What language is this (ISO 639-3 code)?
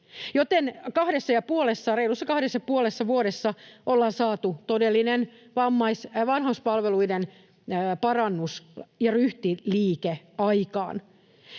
fin